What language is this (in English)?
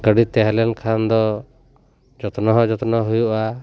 Santali